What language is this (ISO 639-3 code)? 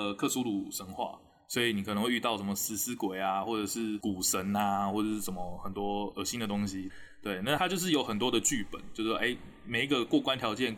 zho